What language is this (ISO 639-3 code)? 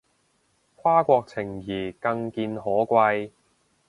yue